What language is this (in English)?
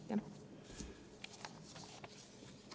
Estonian